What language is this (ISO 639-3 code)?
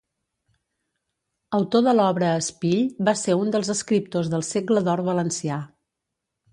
cat